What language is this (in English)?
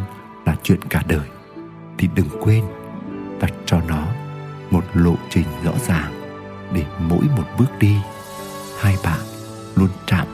Vietnamese